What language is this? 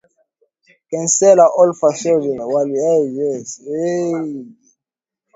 Swahili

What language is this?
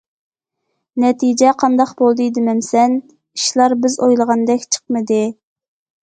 Uyghur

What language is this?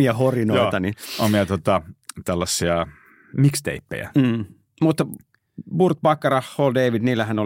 Finnish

